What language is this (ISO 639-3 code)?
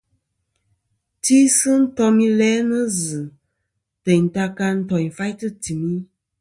bkm